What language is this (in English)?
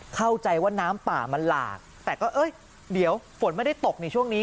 Thai